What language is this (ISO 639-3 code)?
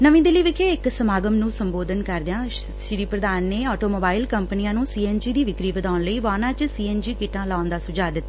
pan